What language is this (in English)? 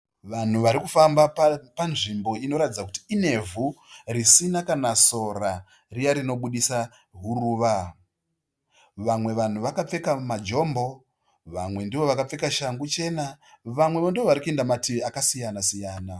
Shona